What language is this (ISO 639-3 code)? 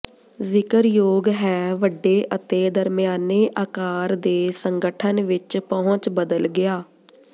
pan